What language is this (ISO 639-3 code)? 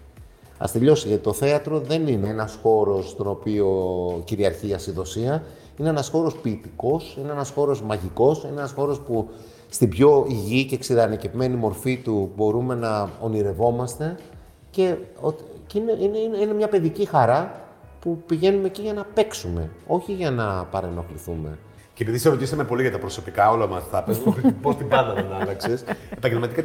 ell